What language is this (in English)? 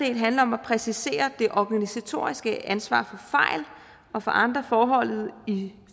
Danish